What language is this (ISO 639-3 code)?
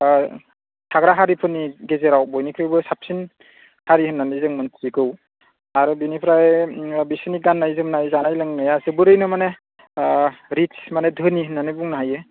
brx